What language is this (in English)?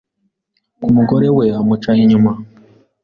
Kinyarwanda